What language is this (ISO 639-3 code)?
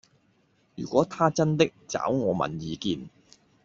yue